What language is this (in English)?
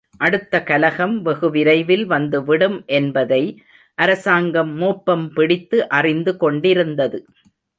Tamil